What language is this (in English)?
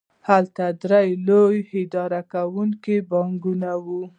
Pashto